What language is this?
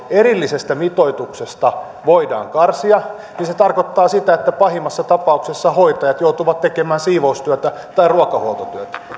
Finnish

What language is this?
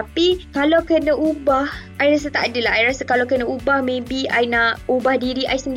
Malay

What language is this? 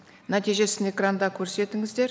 Kazakh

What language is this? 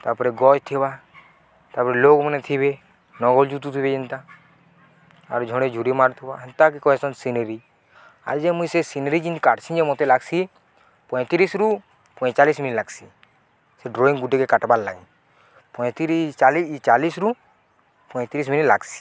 Odia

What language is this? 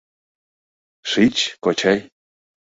Mari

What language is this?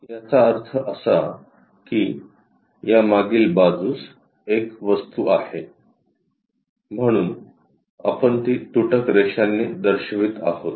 Marathi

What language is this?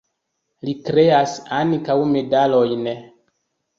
Esperanto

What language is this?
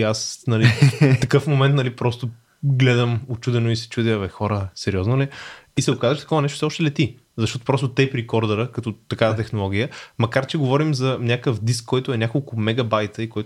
Bulgarian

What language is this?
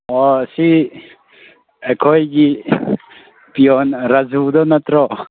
Manipuri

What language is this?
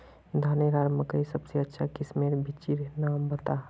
Magahi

